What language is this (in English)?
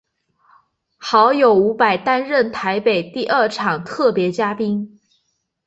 Chinese